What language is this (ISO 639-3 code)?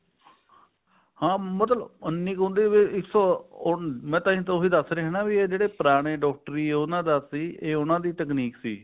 pan